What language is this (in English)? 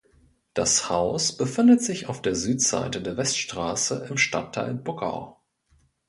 German